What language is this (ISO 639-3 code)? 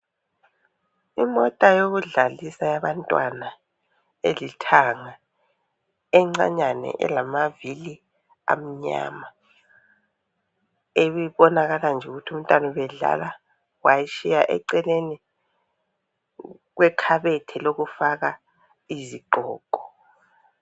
nde